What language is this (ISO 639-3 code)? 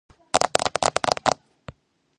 kat